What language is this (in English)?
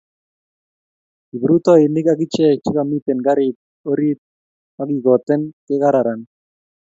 Kalenjin